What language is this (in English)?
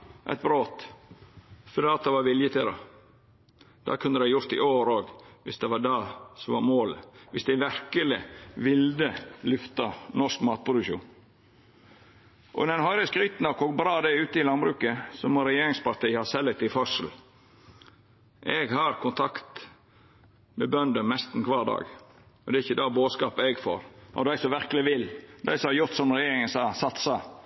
Norwegian Nynorsk